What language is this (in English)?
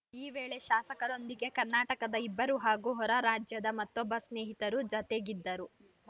Kannada